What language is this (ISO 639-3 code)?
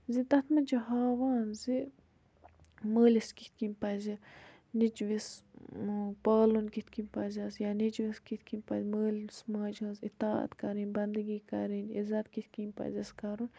kas